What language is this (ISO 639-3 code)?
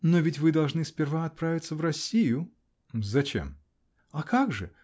rus